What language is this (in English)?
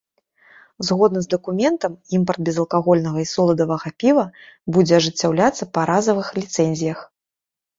Belarusian